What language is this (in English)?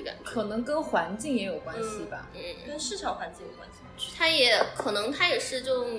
Chinese